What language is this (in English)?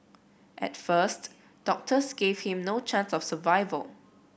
English